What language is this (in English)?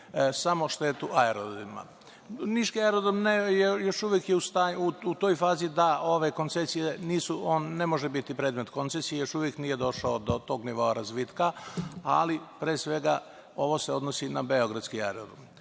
Serbian